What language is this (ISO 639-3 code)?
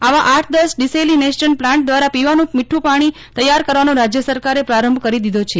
guj